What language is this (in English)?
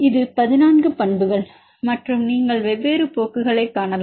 Tamil